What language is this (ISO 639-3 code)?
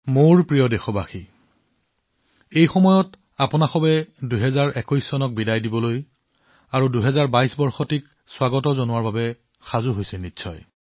asm